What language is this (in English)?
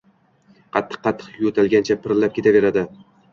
Uzbek